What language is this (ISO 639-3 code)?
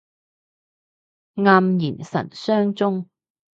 yue